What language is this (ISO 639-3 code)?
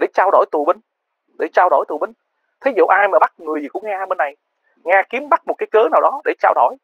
vie